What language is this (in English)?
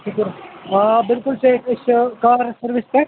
Kashmiri